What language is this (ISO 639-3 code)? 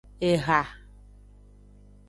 ajg